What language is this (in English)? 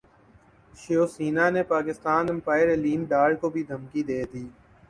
Urdu